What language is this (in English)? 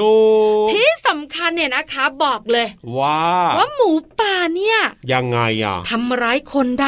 Thai